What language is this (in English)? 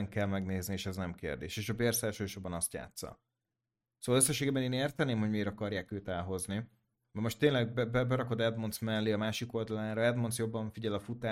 Hungarian